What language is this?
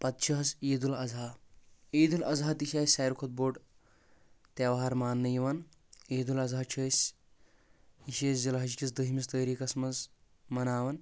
Kashmiri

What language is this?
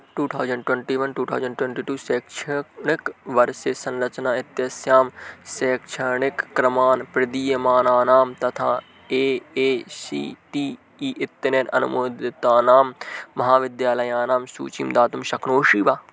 Sanskrit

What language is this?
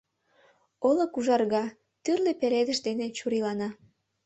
Mari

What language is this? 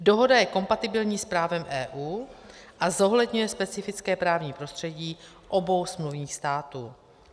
Czech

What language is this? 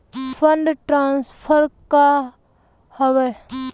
Bhojpuri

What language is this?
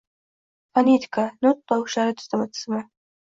Uzbek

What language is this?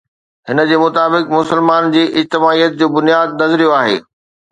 Sindhi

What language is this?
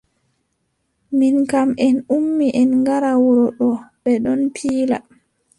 Adamawa Fulfulde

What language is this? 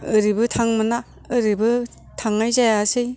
Bodo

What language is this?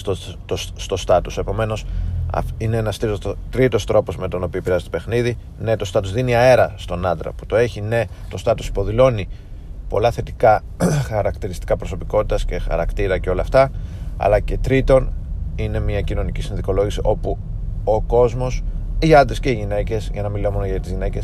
Greek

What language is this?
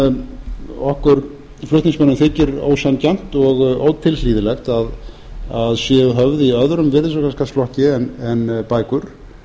Icelandic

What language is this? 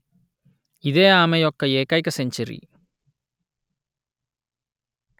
Telugu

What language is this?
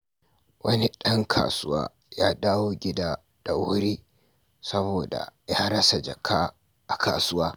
Hausa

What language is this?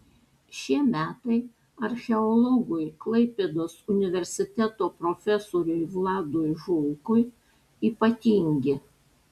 Lithuanian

